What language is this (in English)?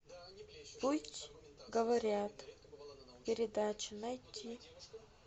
Russian